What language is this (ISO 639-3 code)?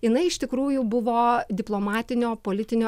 lit